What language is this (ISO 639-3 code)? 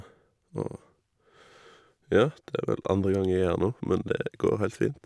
nor